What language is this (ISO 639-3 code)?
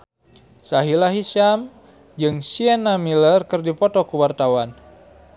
sun